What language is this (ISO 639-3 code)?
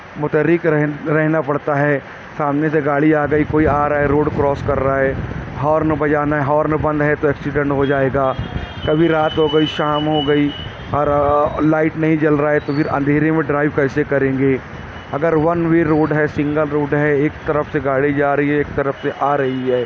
urd